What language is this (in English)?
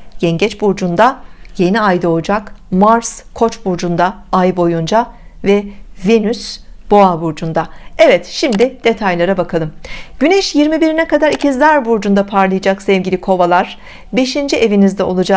Turkish